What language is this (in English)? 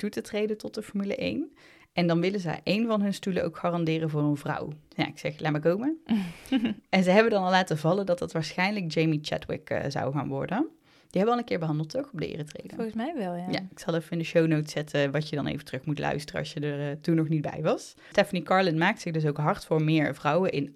Dutch